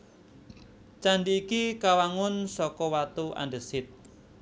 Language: Javanese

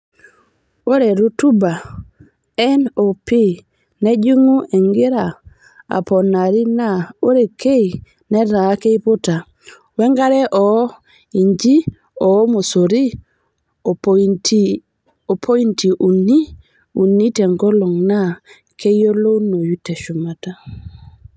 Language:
Masai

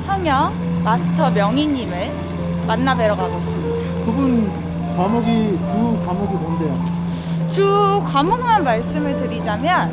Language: Korean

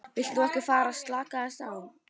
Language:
Icelandic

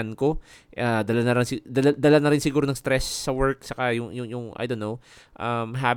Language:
Filipino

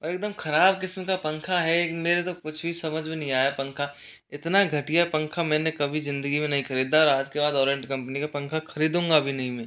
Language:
Hindi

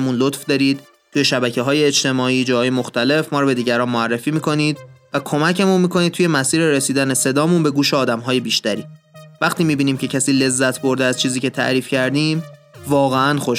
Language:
Persian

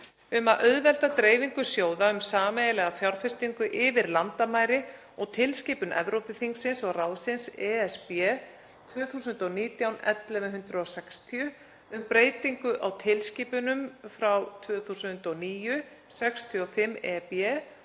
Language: Icelandic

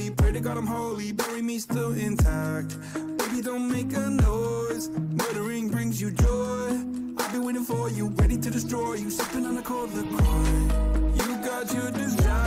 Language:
Hungarian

